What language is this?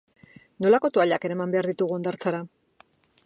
Basque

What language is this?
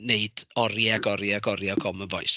Welsh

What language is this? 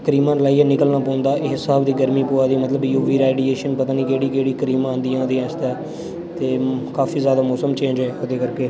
Dogri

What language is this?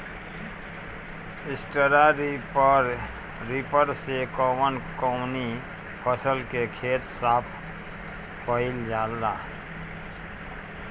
Bhojpuri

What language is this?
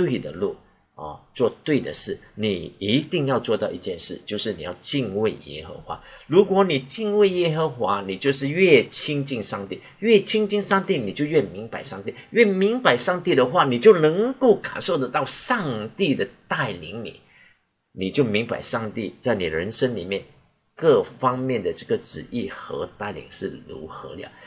Chinese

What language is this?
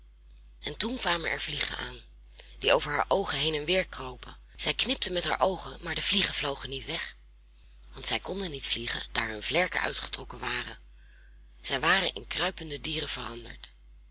Dutch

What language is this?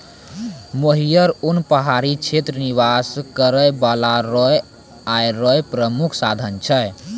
Maithili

